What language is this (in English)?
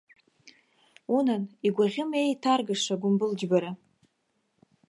Abkhazian